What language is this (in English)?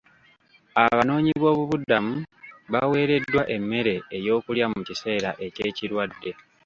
Ganda